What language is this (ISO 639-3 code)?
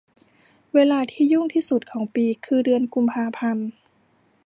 tha